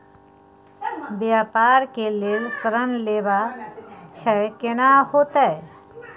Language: Maithili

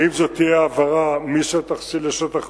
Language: Hebrew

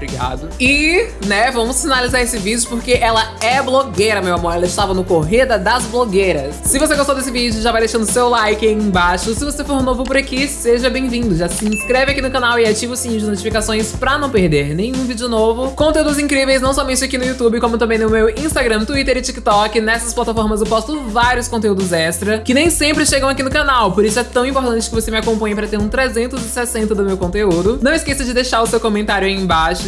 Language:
Portuguese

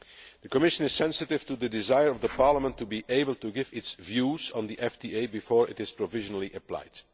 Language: English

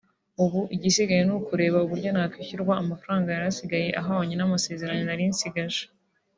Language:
Kinyarwanda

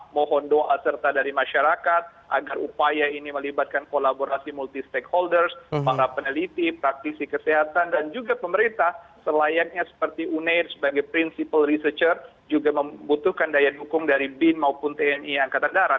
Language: Indonesian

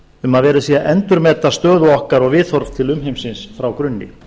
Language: Icelandic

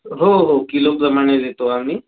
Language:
Marathi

